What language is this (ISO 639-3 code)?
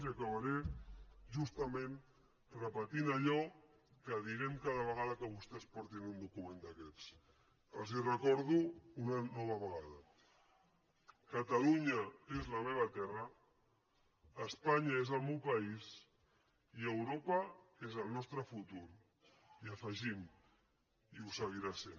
cat